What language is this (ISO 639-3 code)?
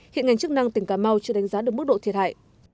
vie